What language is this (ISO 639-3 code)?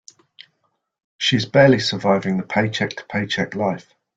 eng